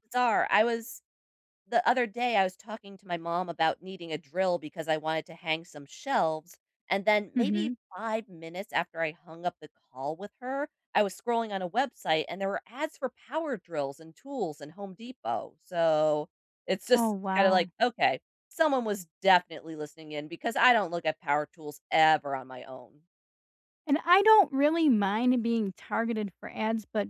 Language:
English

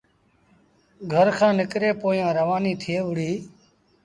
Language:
Sindhi Bhil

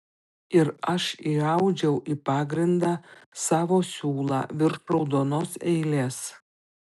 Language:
Lithuanian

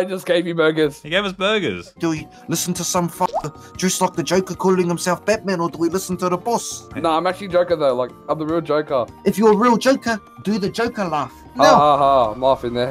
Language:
English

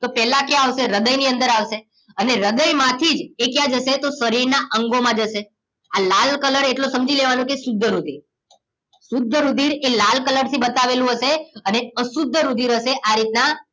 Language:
Gujarati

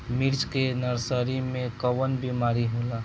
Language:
Bhojpuri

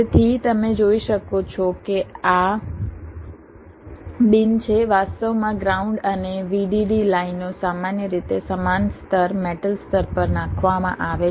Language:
Gujarati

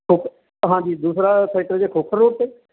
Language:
Punjabi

